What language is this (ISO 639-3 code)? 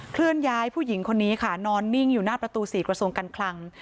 tha